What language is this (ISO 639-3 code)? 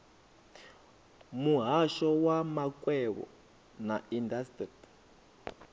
ven